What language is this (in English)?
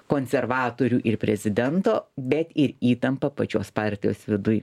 Lithuanian